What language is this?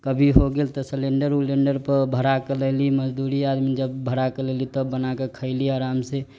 Maithili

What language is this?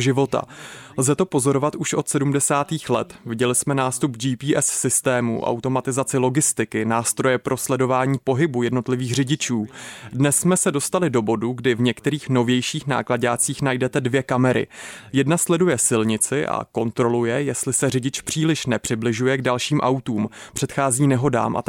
Czech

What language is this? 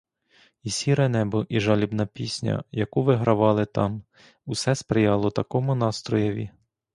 Ukrainian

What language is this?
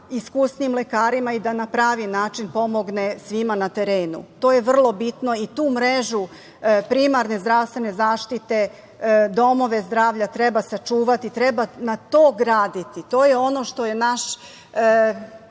Serbian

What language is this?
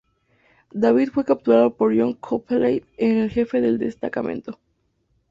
Spanish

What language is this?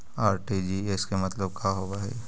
Magahi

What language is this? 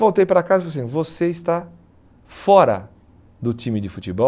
Portuguese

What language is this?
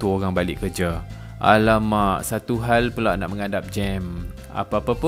Malay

